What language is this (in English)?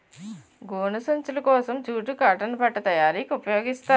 Telugu